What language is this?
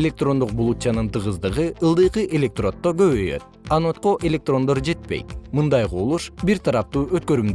Kyrgyz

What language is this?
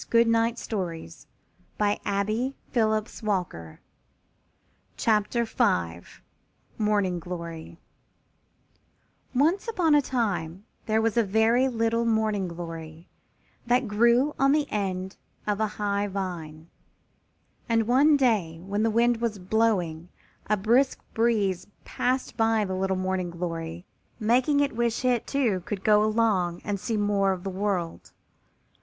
English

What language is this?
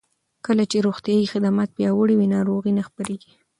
Pashto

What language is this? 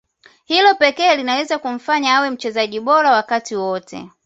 Swahili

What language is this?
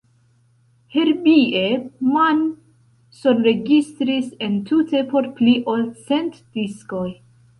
Esperanto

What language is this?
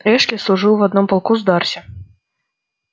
Russian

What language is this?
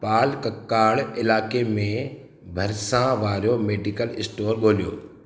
Sindhi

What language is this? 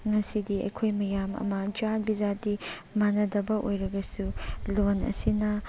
Manipuri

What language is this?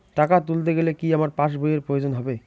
Bangla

